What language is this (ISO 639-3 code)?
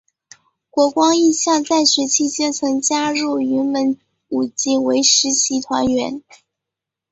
zho